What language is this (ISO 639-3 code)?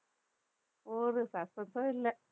tam